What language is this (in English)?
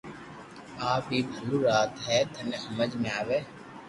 Loarki